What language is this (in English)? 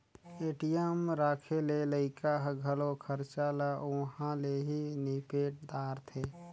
Chhattisgarhi